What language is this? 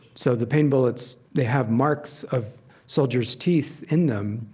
English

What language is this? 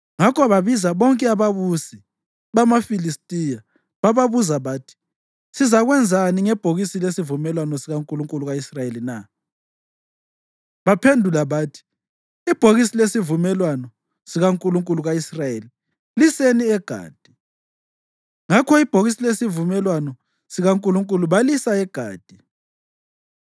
North Ndebele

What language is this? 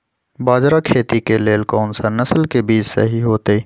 Magahi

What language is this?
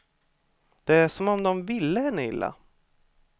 Swedish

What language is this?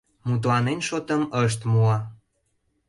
Mari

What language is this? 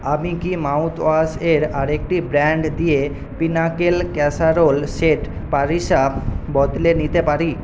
Bangla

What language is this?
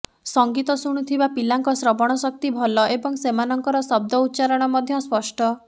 Odia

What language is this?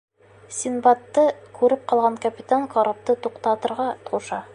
Bashkir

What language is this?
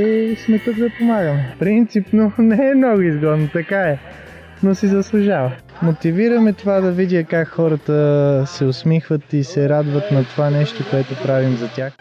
Bulgarian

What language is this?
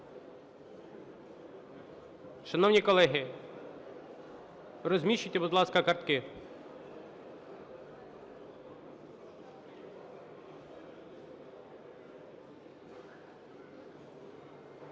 Ukrainian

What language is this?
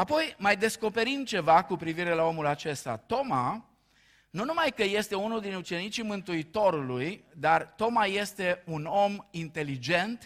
Romanian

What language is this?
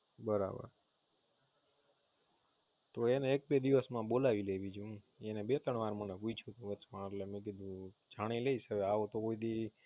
Gujarati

